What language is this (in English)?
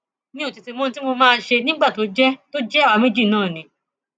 Yoruba